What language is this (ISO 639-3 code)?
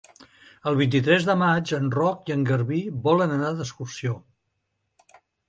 cat